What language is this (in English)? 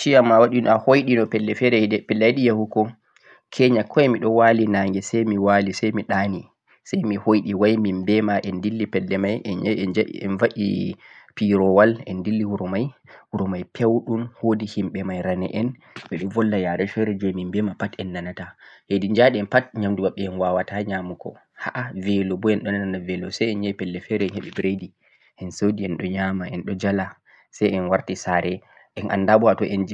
Central-Eastern Niger Fulfulde